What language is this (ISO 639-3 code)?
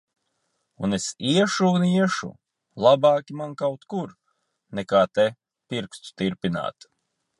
lav